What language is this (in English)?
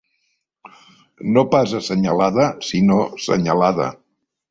Catalan